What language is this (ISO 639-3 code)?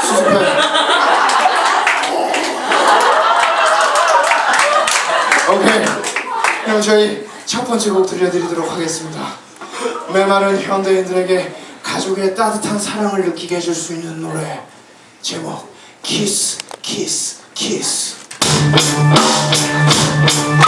kor